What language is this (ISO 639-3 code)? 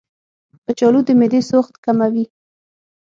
pus